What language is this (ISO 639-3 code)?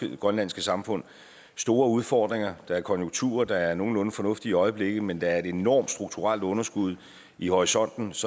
dan